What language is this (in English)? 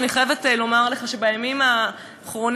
Hebrew